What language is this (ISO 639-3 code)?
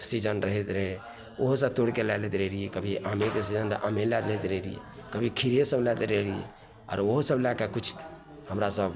mai